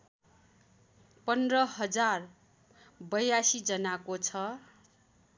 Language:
Nepali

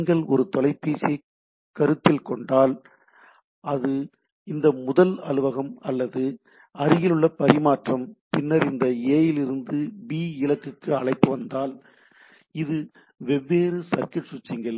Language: Tamil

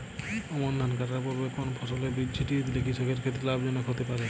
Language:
Bangla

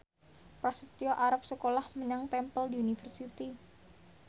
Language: Javanese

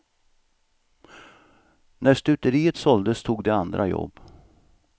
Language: Swedish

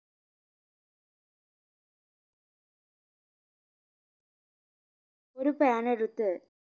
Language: Malayalam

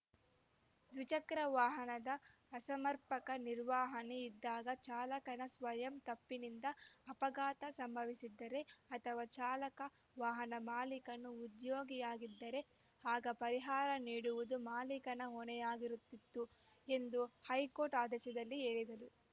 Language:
Kannada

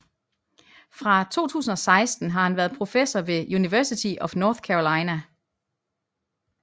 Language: Danish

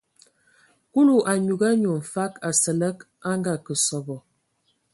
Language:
Ewondo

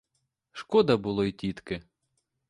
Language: Ukrainian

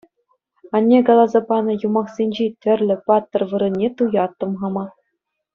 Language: Chuvash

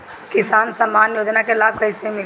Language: Bhojpuri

